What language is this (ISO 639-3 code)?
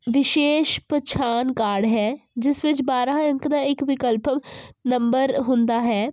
pan